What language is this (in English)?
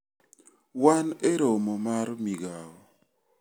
Luo (Kenya and Tanzania)